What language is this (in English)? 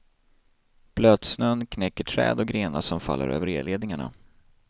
Swedish